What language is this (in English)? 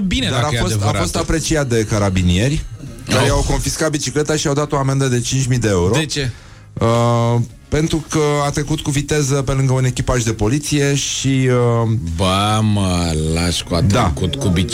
Romanian